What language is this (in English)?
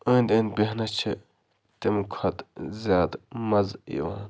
Kashmiri